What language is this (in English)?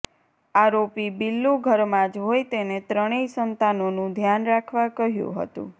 Gujarati